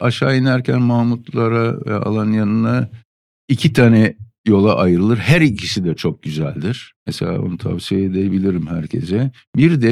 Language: Turkish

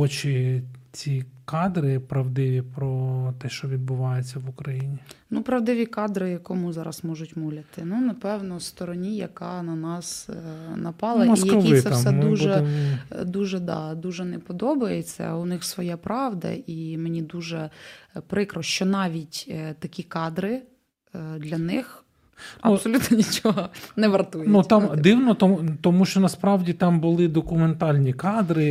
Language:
Ukrainian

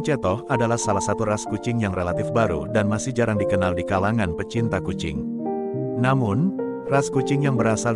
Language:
Indonesian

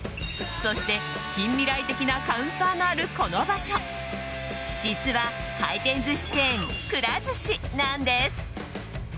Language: Japanese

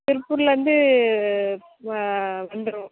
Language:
Tamil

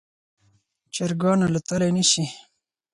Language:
Pashto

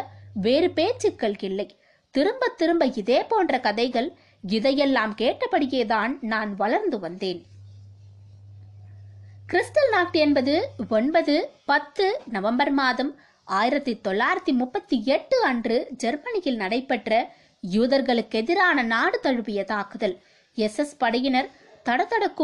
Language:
Tamil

